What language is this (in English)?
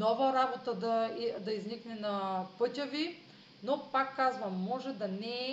Bulgarian